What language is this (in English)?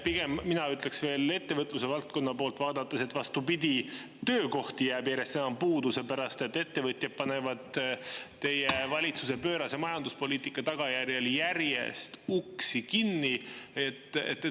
Estonian